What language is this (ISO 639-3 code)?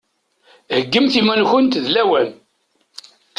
kab